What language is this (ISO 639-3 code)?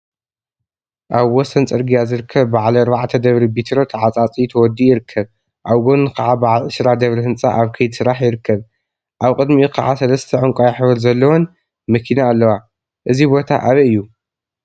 tir